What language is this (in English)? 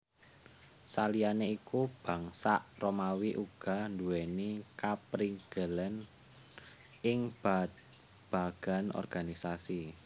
Javanese